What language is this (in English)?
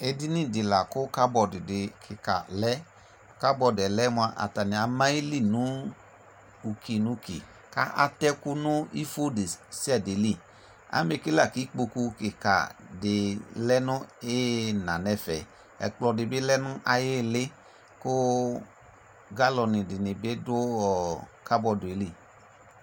Ikposo